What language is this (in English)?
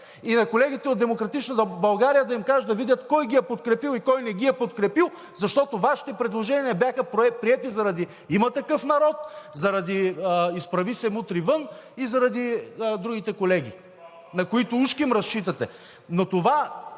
Bulgarian